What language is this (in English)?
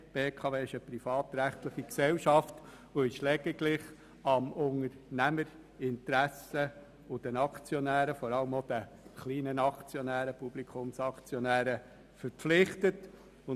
Swiss German